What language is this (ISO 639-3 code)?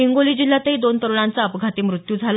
mar